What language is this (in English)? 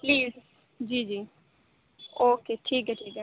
Urdu